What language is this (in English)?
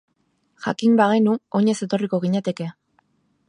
Basque